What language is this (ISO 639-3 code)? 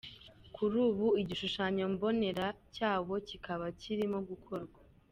kin